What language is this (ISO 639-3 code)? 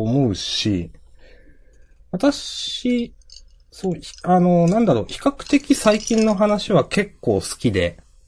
jpn